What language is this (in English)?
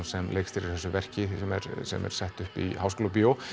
Icelandic